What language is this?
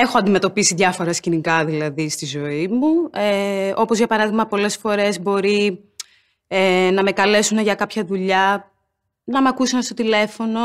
Greek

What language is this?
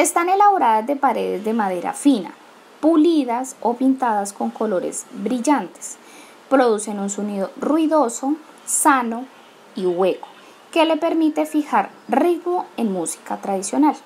Spanish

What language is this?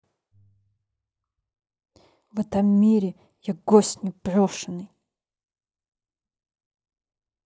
Russian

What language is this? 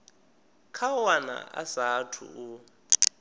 Venda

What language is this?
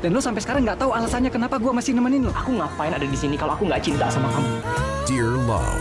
Vietnamese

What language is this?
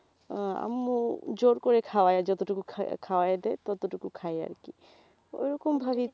Bangla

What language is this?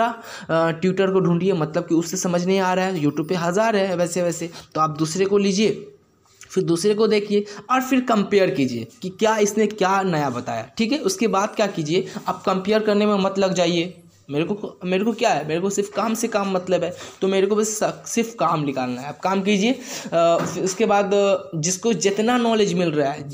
Hindi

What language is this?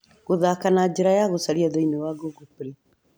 Kikuyu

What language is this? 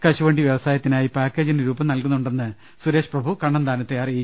Malayalam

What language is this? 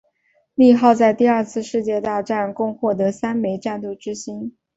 Chinese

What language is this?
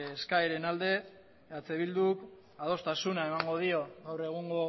Basque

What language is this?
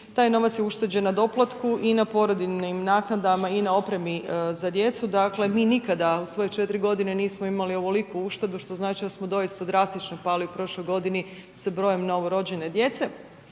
Croatian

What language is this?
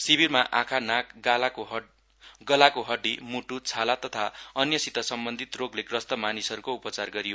Nepali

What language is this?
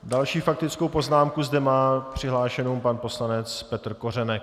Czech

